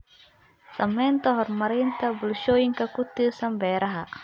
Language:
Somali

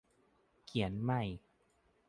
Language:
Thai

